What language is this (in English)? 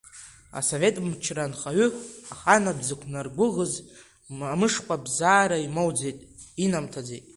Abkhazian